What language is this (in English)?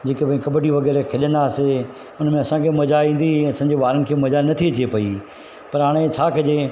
Sindhi